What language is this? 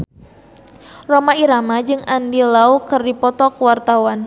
Sundanese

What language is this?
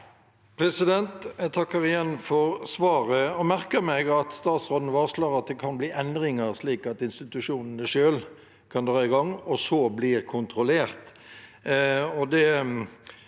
Norwegian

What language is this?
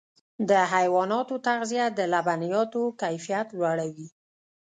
Pashto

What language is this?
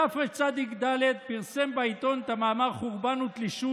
Hebrew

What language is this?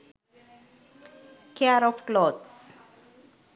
Sinhala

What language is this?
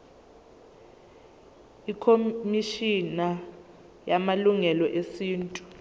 Zulu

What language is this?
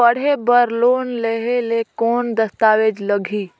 Chhattisgarhi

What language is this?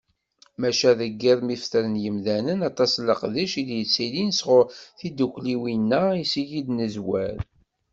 Kabyle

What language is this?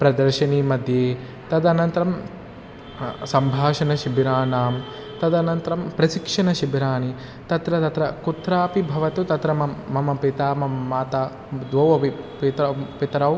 Sanskrit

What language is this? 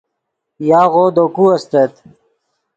Yidgha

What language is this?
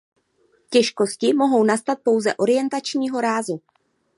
Czech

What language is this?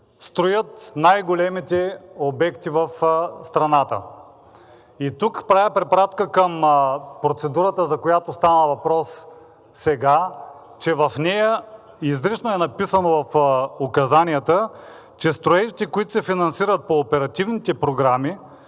Bulgarian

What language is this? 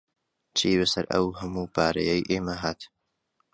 Central Kurdish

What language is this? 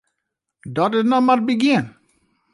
Western Frisian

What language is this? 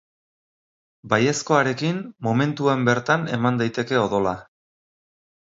Basque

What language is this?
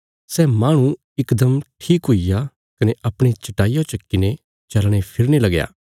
Bilaspuri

